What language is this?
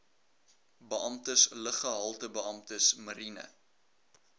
Afrikaans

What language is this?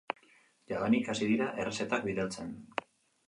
Basque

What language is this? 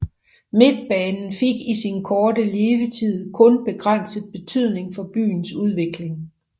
Danish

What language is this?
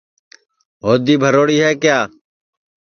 Sansi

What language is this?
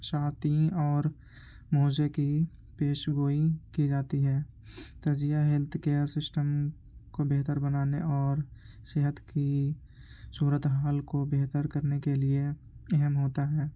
Urdu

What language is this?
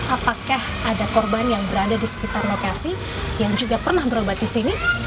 Indonesian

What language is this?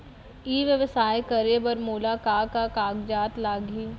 Chhattisgarhi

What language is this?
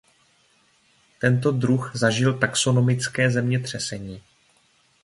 Czech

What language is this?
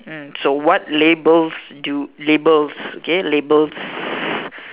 English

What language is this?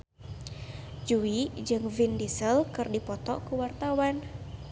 Sundanese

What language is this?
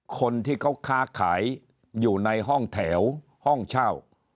Thai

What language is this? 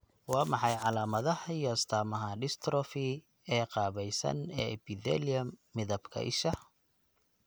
Somali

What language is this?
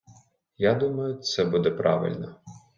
Ukrainian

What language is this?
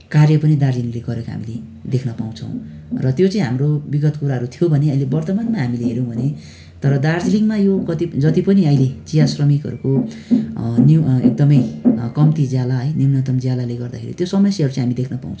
Nepali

